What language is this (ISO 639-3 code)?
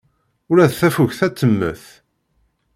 kab